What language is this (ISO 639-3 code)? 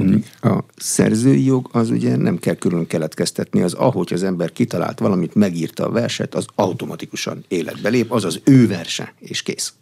hun